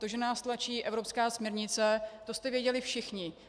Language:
Czech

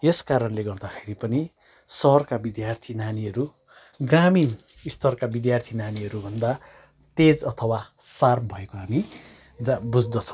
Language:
Nepali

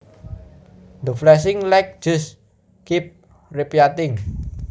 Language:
Javanese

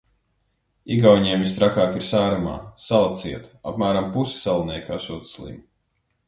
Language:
Latvian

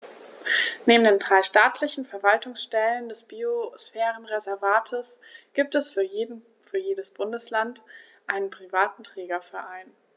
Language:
German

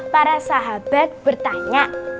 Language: Indonesian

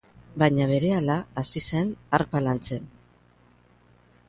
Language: Basque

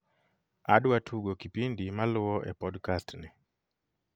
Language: Luo (Kenya and Tanzania)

